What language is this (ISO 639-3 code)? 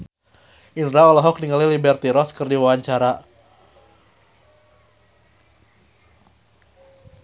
sun